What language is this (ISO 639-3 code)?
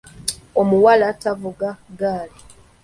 lug